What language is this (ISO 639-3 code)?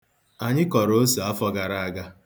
ibo